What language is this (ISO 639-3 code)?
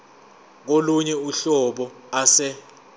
zul